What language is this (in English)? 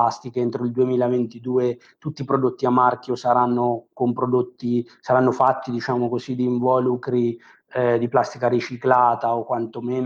Italian